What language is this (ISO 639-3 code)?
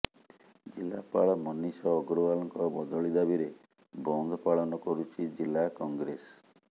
ori